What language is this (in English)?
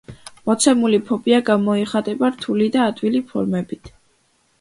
Georgian